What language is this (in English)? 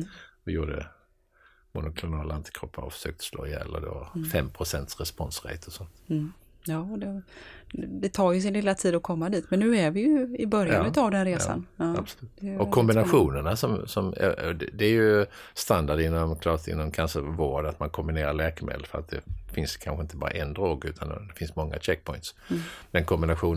Swedish